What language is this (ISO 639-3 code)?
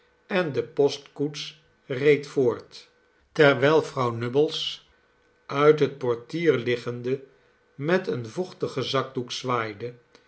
nld